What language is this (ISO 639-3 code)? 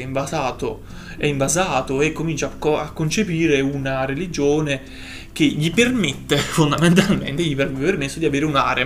ita